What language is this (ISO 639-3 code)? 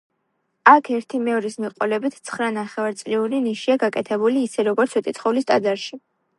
kat